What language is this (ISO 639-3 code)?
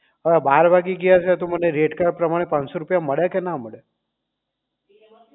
guj